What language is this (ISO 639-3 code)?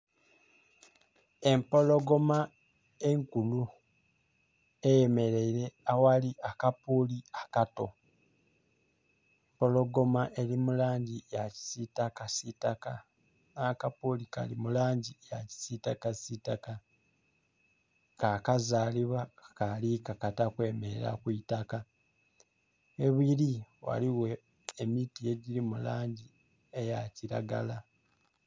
xog